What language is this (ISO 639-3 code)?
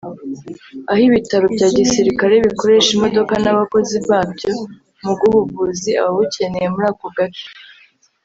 kin